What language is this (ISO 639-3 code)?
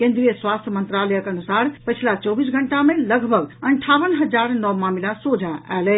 mai